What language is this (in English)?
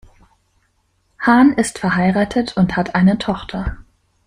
German